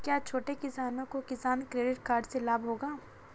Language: Hindi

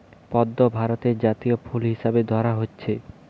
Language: Bangla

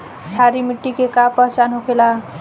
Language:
Bhojpuri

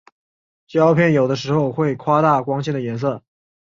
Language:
Chinese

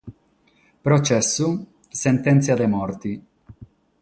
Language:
Sardinian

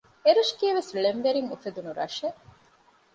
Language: Divehi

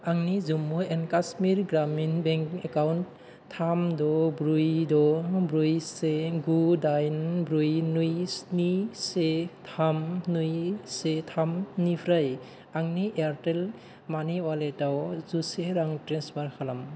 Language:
Bodo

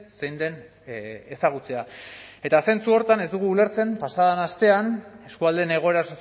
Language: Basque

